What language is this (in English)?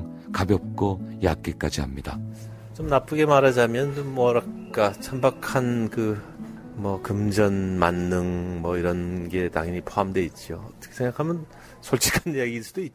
Korean